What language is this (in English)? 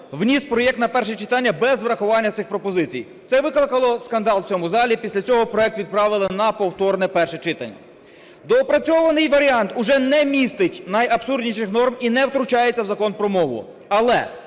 Ukrainian